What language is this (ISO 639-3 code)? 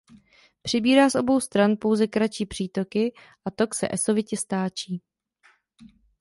ces